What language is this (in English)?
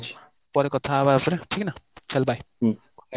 Odia